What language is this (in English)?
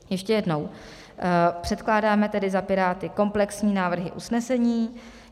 Czech